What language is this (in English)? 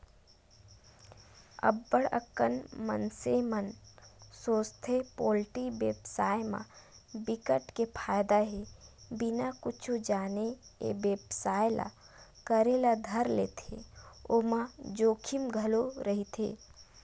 Chhattisgarhi